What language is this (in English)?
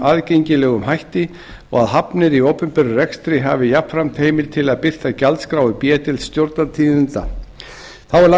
Icelandic